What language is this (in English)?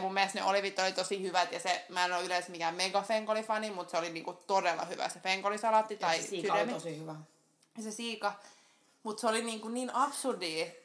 Finnish